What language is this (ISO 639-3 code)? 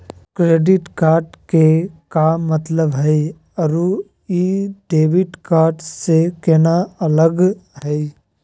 mag